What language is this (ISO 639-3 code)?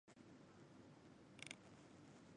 zho